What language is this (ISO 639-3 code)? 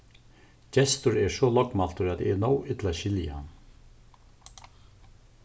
fao